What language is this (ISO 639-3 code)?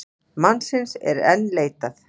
isl